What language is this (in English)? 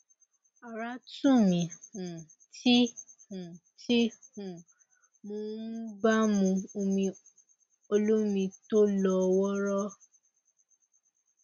Yoruba